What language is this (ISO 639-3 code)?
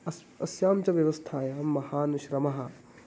san